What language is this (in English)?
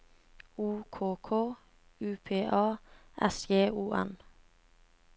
Norwegian